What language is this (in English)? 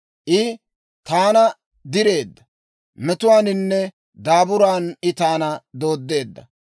Dawro